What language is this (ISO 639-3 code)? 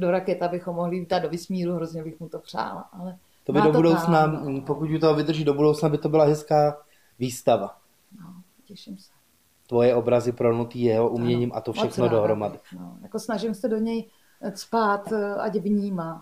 ces